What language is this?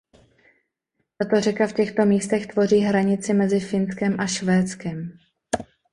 Czech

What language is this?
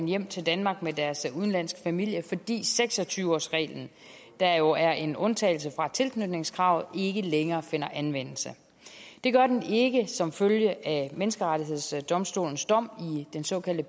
Danish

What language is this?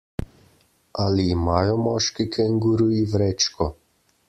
Slovenian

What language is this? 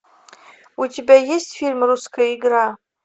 Russian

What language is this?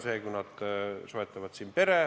Estonian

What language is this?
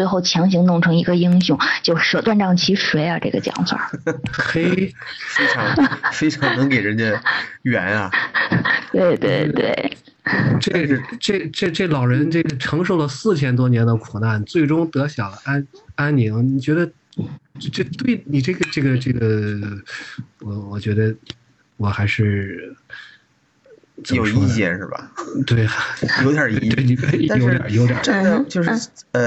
Chinese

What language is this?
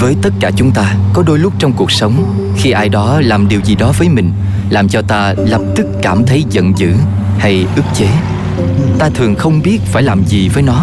Vietnamese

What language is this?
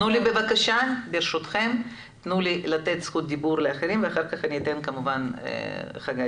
Hebrew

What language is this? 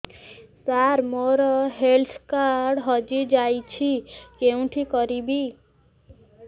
Odia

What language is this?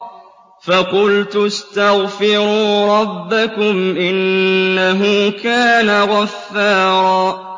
Arabic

